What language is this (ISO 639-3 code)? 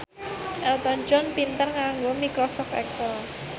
jav